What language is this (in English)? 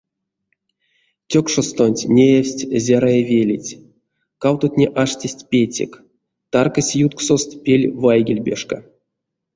Erzya